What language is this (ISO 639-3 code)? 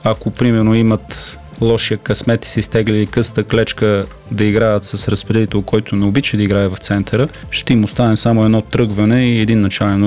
bul